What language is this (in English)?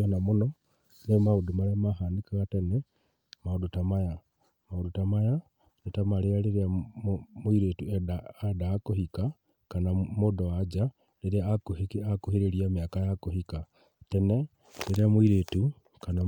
Kikuyu